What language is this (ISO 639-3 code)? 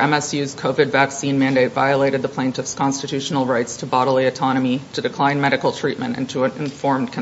eng